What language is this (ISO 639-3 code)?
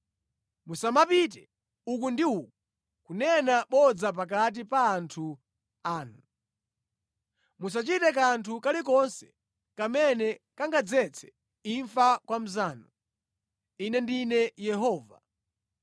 nya